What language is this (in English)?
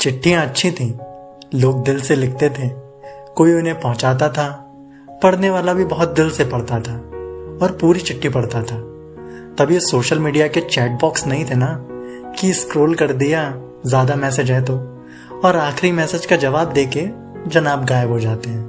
Hindi